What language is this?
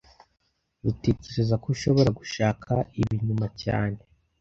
Kinyarwanda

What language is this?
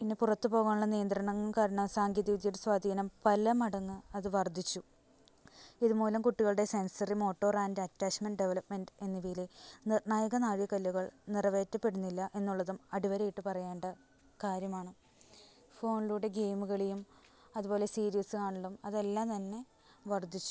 Malayalam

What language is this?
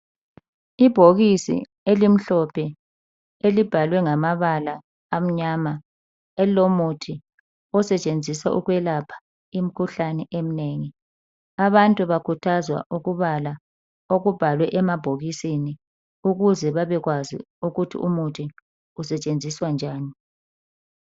North Ndebele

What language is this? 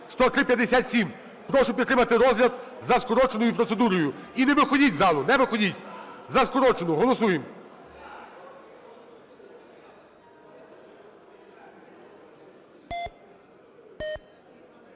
Ukrainian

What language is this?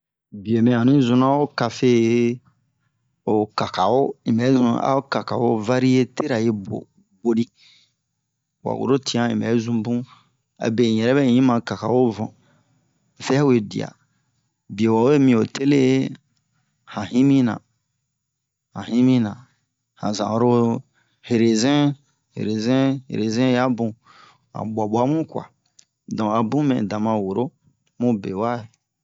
Bomu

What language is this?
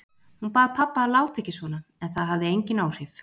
Icelandic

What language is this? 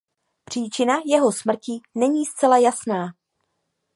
Czech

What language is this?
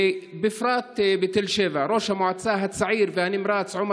Hebrew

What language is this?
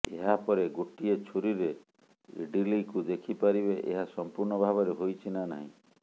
Odia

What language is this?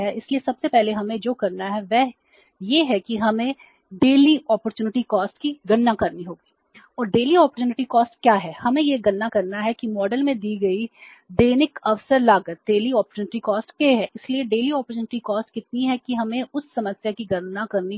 Hindi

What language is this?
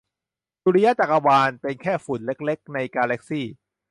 Thai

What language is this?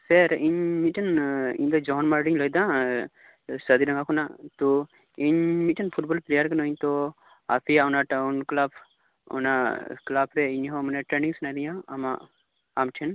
Santali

